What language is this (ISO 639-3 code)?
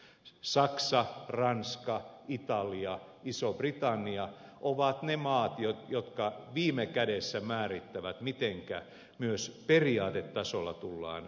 fin